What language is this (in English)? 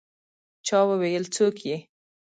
Pashto